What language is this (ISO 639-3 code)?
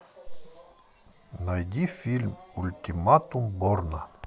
rus